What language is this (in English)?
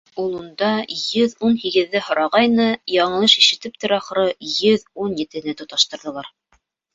Bashkir